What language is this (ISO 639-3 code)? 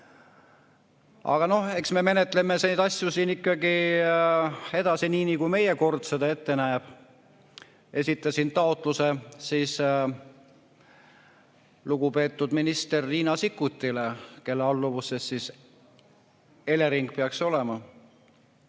est